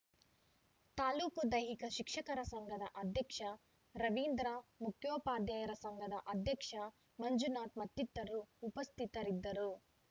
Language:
Kannada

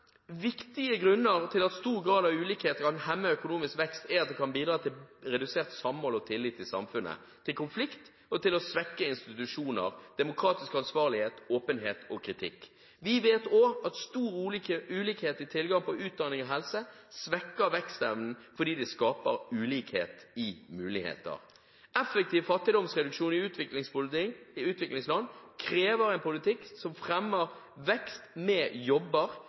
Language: Norwegian Bokmål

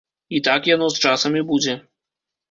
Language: Belarusian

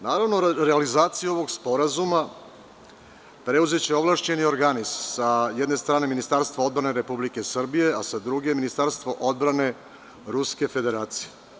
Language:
Serbian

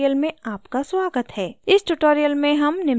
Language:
Hindi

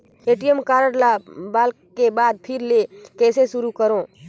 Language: Chhattisgarhi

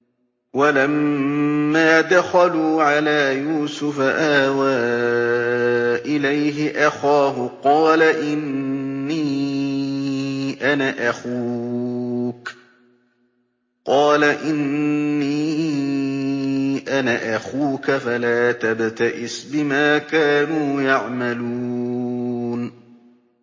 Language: Arabic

